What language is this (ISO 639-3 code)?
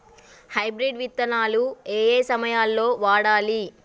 tel